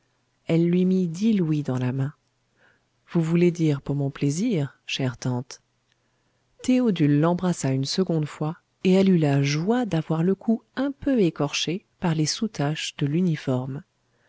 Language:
French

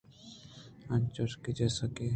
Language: Eastern Balochi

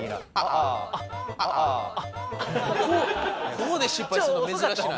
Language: Japanese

